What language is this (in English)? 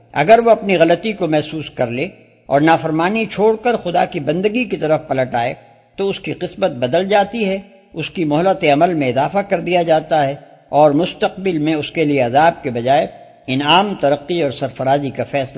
Urdu